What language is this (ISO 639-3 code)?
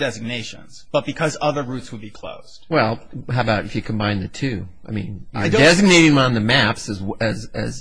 eng